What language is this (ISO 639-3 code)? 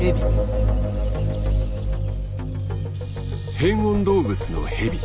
jpn